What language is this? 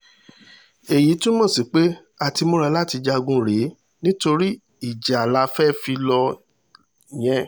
Yoruba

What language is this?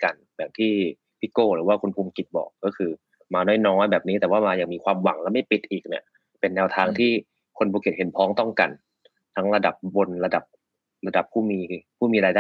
Thai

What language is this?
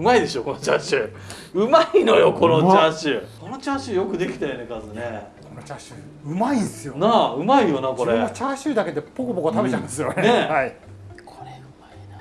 Japanese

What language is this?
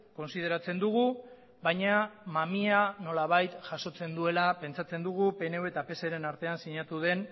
Basque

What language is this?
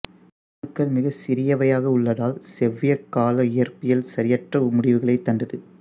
Tamil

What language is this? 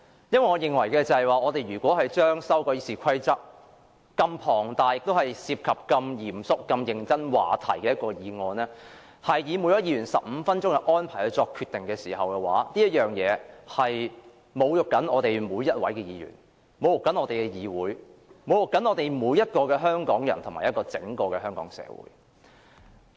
Cantonese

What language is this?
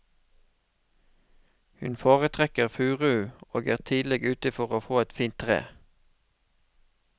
Norwegian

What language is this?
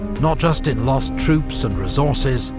English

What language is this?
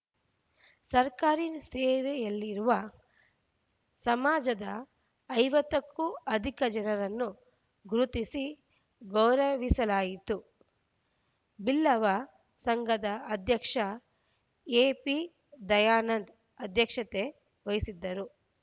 Kannada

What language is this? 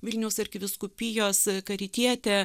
Lithuanian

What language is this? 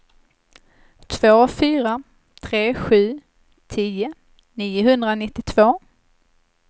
Swedish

